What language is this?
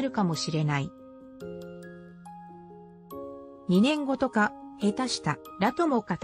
Japanese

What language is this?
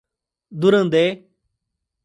Portuguese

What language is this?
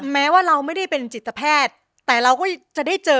Thai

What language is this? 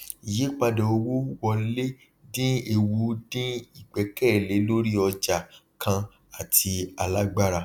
Yoruba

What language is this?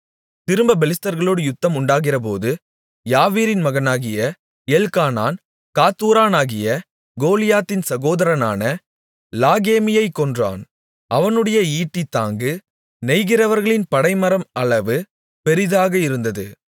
Tamil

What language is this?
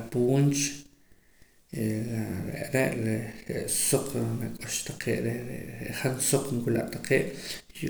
Poqomam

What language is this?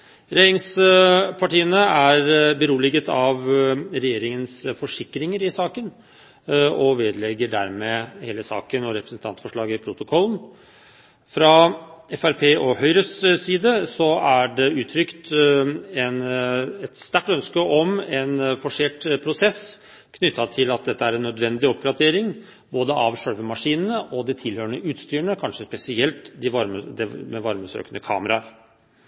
Norwegian Bokmål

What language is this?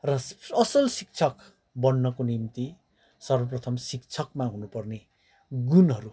Nepali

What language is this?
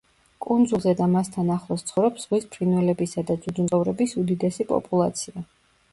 Georgian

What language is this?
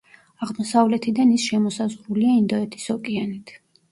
Georgian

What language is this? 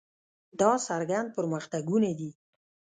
Pashto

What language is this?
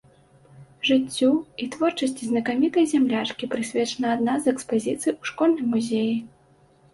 Belarusian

